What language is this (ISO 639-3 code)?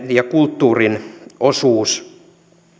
fin